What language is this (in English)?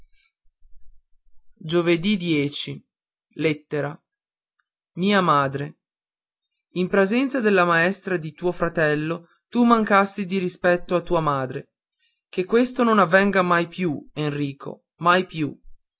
Italian